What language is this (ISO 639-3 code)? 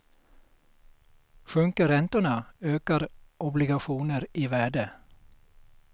swe